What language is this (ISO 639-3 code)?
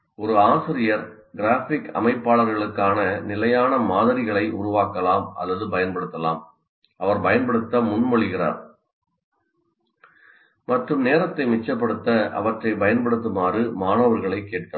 tam